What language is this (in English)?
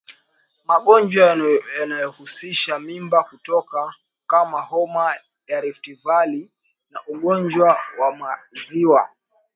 Swahili